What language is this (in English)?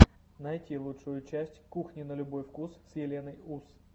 Russian